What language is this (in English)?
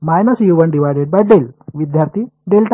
Marathi